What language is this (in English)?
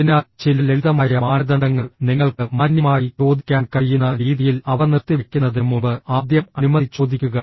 Malayalam